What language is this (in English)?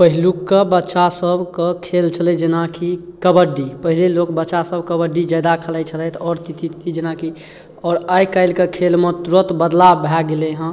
Maithili